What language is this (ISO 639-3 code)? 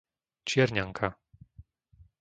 slk